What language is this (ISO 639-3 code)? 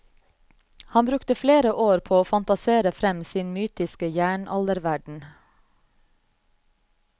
nor